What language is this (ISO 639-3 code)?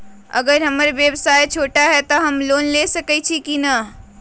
mag